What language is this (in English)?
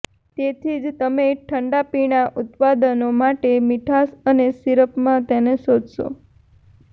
Gujarati